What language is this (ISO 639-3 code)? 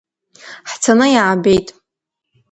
abk